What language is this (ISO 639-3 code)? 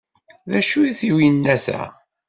kab